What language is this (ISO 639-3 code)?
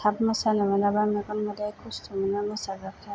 brx